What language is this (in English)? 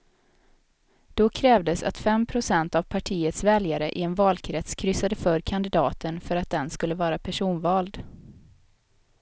Swedish